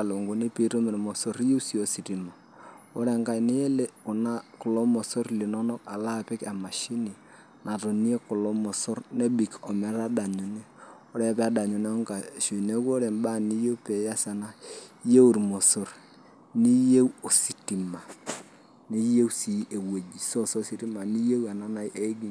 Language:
Masai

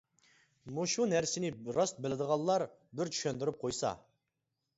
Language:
Uyghur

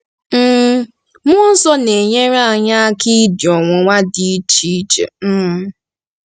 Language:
Igbo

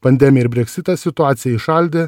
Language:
Lithuanian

